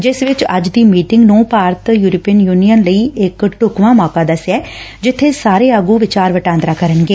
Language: Punjabi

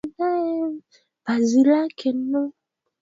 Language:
Swahili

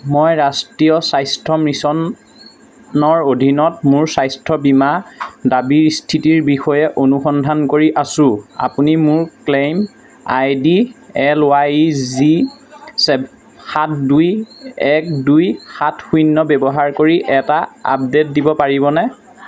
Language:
Assamese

